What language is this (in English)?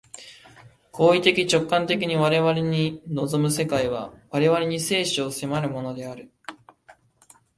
Japanese